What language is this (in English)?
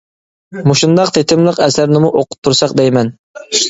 Uyghur